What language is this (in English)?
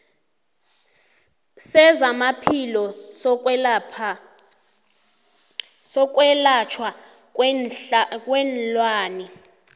South Ndebele